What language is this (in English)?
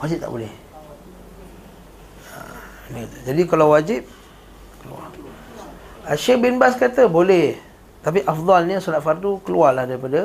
Malay